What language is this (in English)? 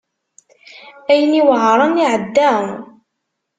Kabyle